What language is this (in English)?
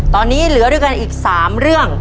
Thai